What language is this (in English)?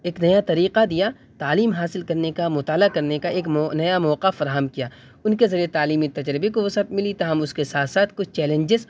Urdu